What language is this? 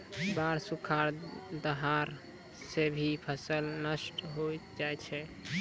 Maithili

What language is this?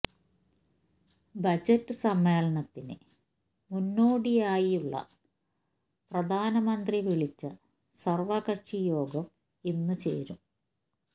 Malayalam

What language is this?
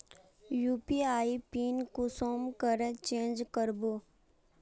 Magahi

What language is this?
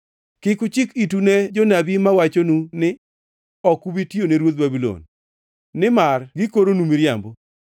Luo (Kenya and Tanzania)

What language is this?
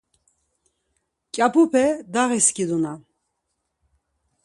Laz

